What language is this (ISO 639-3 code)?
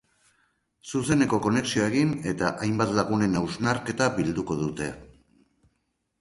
eus